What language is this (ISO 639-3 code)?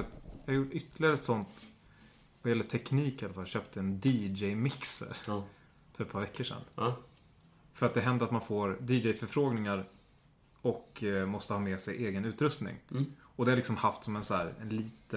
swe